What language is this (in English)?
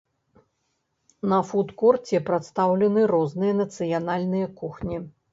Belarusian